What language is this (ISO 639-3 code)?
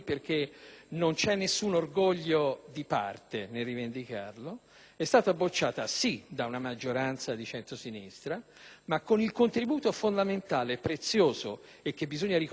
ita